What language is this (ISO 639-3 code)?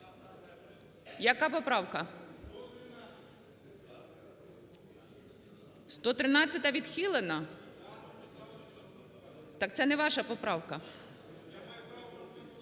ukr